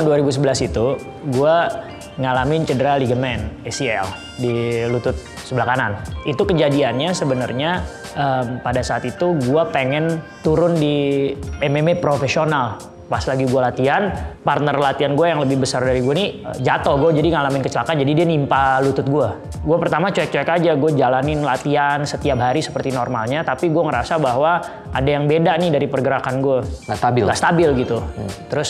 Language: Indonesian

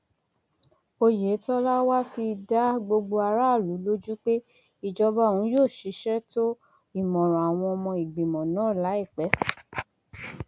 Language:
Yoruba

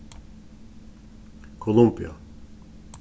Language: Faroese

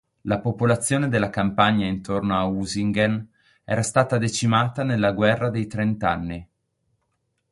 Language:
Italian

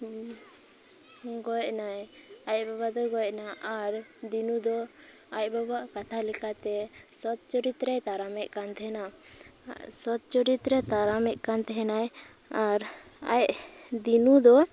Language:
Santali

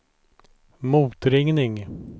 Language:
Swedish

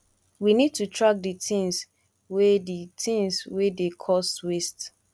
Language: Nigerian Pidgin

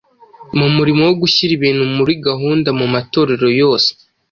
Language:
Kinyarwanda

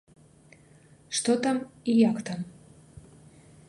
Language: Belarusian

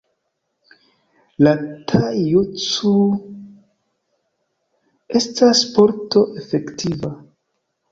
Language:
Esperanto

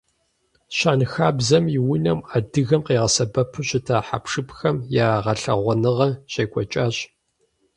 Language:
Kabardian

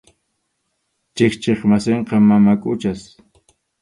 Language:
Arequipa-La Unión Quechua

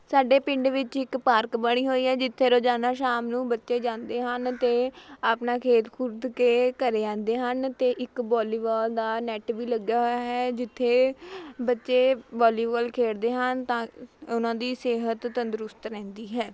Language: Punjabi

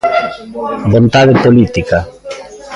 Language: Galician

